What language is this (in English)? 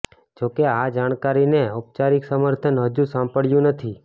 Gujarati